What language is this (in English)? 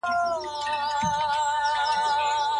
Pashto